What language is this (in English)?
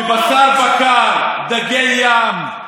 Hebrew